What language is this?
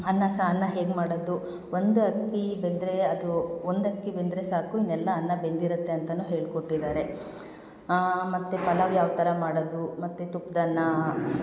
Kannada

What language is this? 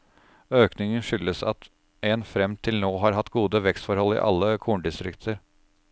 Norwegian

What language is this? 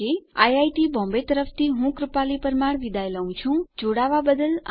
Gujarati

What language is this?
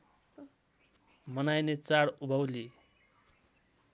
Nepali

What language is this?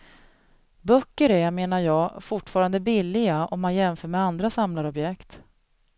Swedish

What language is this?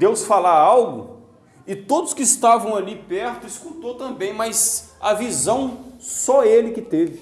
Portuguese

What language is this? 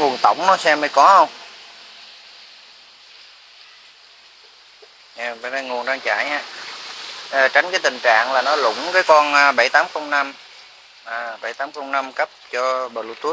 Vietnamese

